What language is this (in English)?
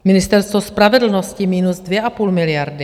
Czech